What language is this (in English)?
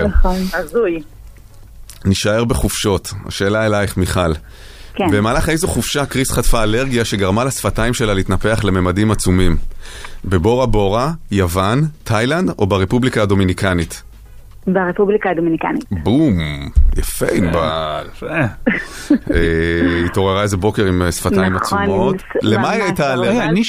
Hebrew